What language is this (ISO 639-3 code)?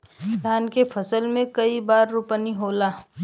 bho